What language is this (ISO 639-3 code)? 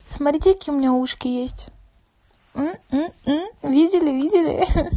rus